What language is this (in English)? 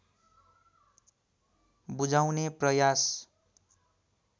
Nepali